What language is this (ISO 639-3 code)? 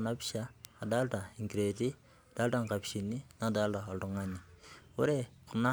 mas